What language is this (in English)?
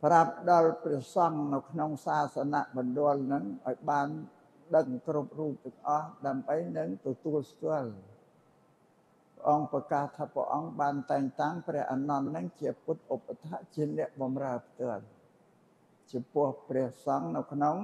Thai